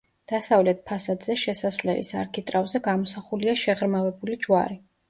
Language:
Georgian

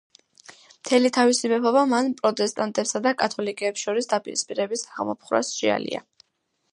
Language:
Georgian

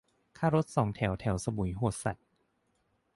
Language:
Thai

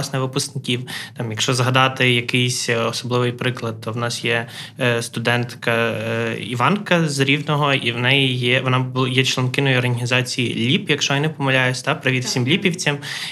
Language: Ukrainian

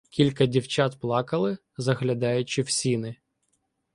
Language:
Ukrainian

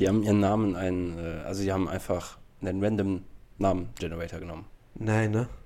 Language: German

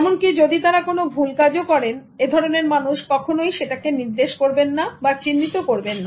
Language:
Bangla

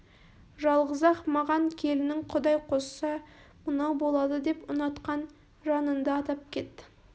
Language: Kazakh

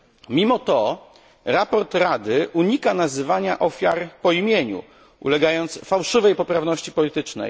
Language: Polish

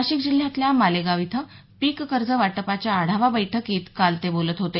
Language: Marathi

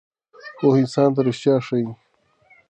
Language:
Pashto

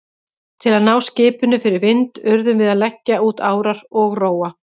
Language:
Icelandic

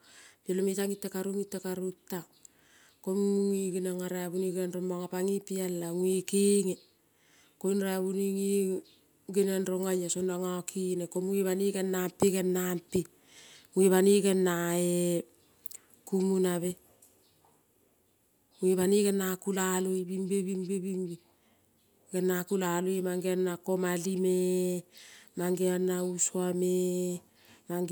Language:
Kol (Papua New Guinea)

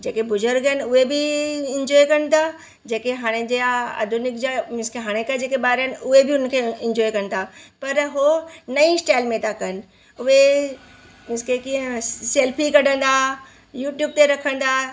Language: Sindhi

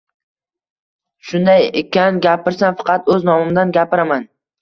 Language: Uzbek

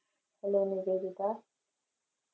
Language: Malayalam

